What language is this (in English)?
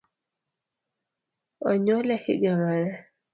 Luo (Kenya and Tanzania)